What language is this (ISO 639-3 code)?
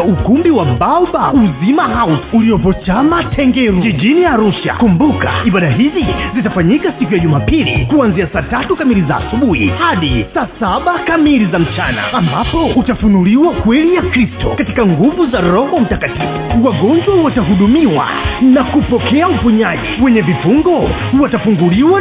swa